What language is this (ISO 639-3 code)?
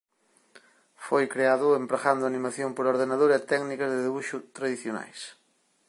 glg